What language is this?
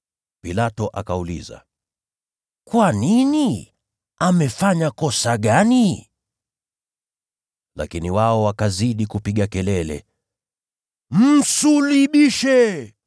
Swahili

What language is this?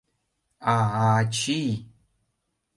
Mari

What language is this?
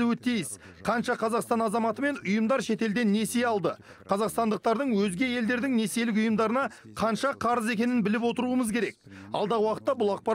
Turkish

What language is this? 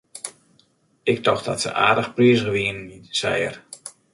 Western Frisian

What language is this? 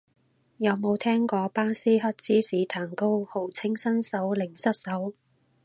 Cantonese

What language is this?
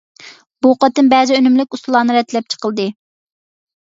Uyghur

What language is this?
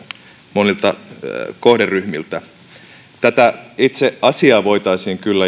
Finnish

